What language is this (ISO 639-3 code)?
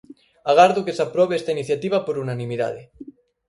glg